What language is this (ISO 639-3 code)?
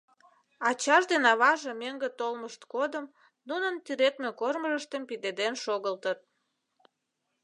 chm